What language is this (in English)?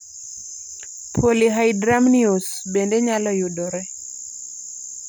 Luo (Kenya and Tanzania)